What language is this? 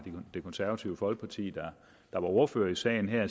Danish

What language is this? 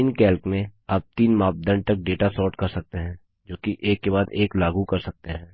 Hindi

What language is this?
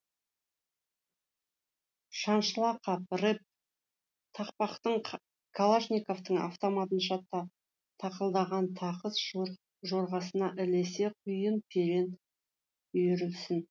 Kazakh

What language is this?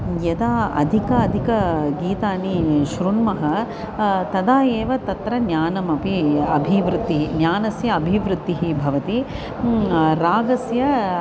Sanskrit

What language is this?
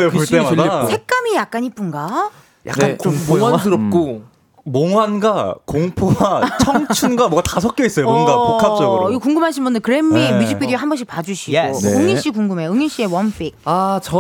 Korean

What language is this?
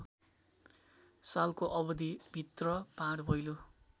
Nepali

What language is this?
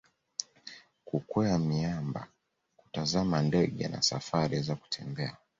Swahili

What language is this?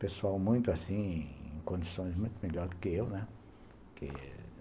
Portuguese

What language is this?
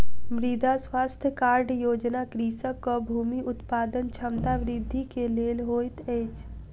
Maithili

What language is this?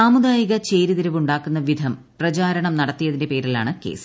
Malayalam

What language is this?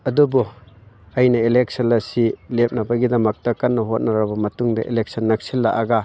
Manipuri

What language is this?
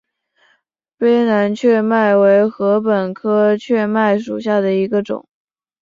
Chinese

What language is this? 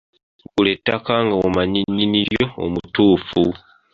Ganda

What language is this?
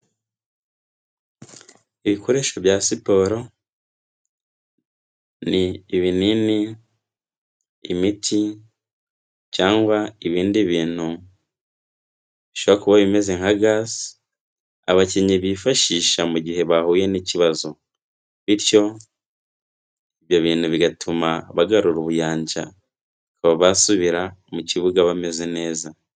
Kinyarwanda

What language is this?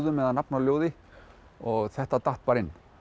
Icelandic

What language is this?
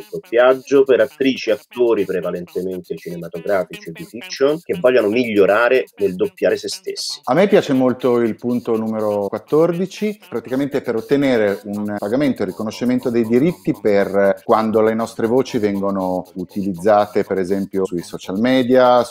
Italian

